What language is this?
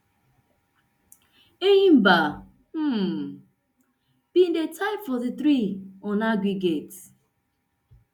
Nigerian Pidgin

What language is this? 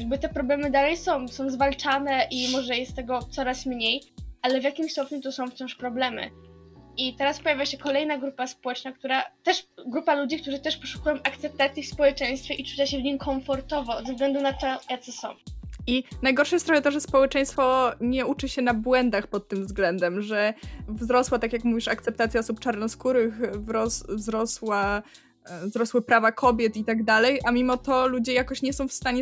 Polish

